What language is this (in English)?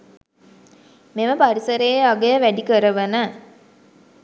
Sinhala